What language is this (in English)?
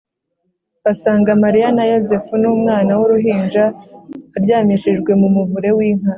Kinyarwanda